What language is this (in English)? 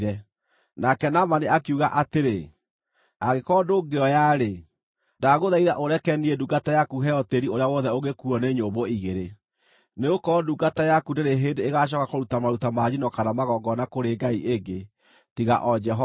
Kikuyu